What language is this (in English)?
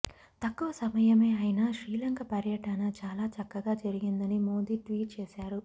Telugu